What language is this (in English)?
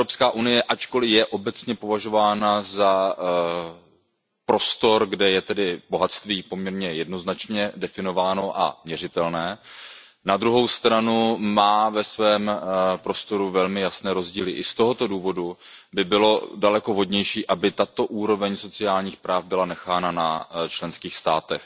Czech